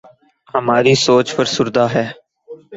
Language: Urdu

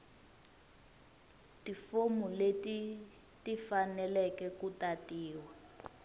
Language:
Tsonga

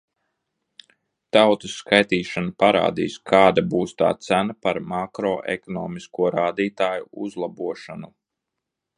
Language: Latvian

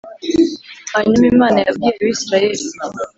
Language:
Kinyarwanda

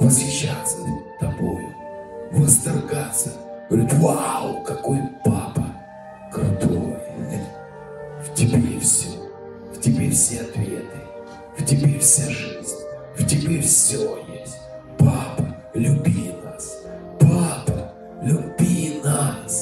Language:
Russian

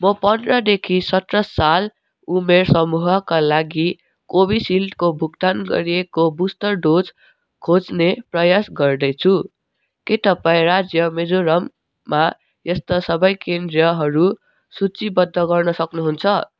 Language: Nepali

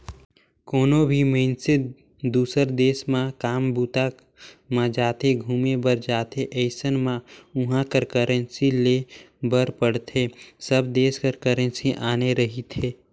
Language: Chhattisgarhi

